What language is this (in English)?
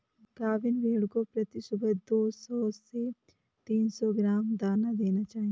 Hindi